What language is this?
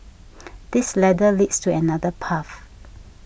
English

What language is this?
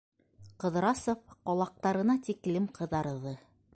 Bashkir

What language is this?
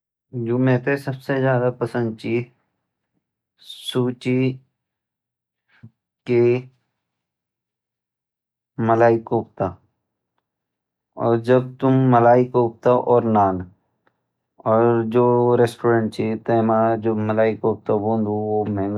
Garhwali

